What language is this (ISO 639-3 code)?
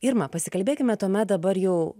lit